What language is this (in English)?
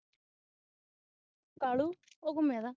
Punjabi